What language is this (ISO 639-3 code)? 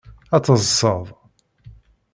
kab